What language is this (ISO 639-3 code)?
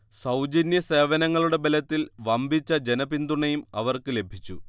mal